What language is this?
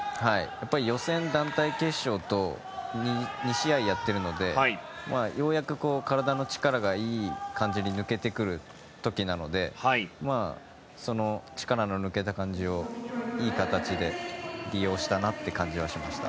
Japanese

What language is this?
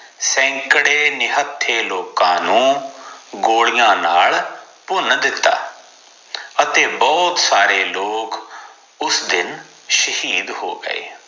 Punjabi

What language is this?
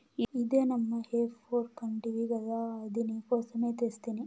Telugu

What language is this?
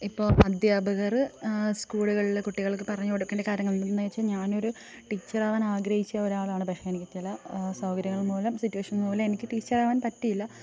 Malayalam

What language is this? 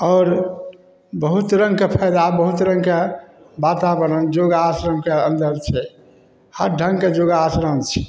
Maithili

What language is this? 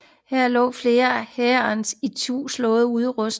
Danish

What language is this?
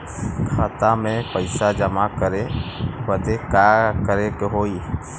Bhojpuri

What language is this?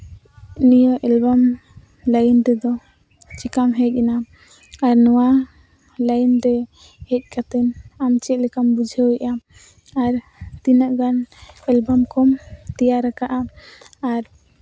Santali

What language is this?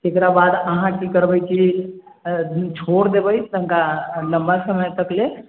Maithili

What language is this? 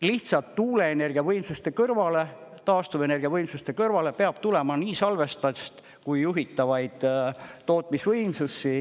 Estonian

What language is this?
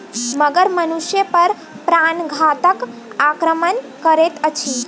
Maithili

